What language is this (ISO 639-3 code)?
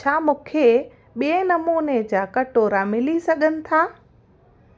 snd